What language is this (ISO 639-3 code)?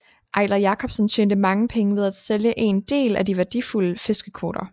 dan